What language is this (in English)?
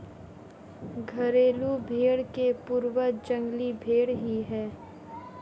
Hindi